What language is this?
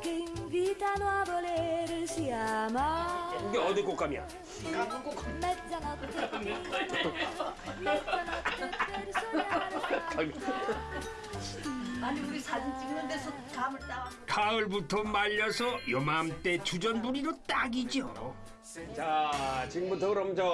Korean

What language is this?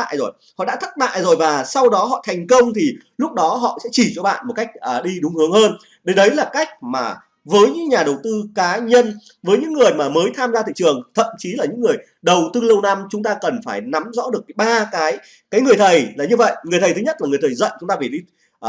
Vietnamese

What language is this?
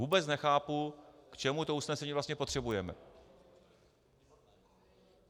Czech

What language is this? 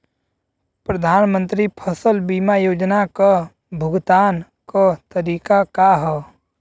Bhojpuri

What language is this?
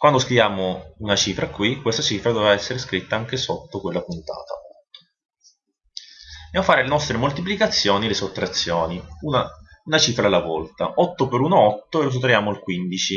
Italian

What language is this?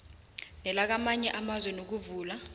South Ndebele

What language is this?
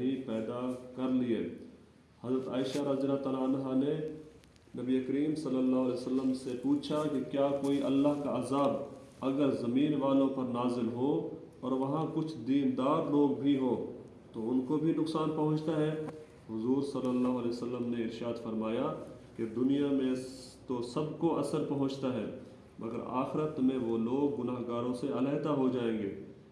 Urdu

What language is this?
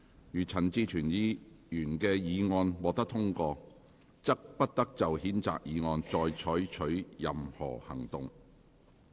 Cantonese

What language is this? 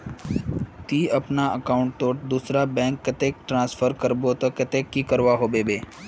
Magahi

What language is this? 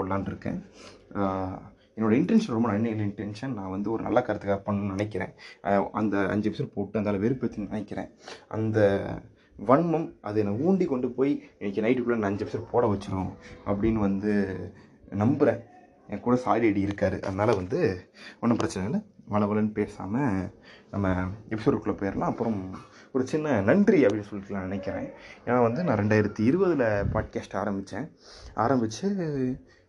Tamil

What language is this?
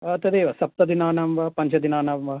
Sanskrit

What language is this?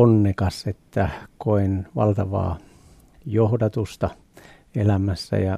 Finnish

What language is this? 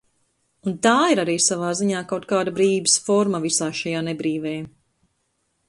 Latvian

